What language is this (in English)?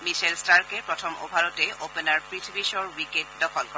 Assamese